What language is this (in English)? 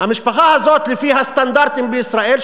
Hebrew